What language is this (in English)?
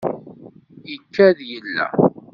Kabyle